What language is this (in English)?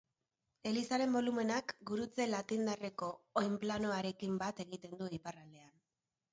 Basque